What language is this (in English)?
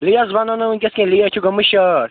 Kashmiri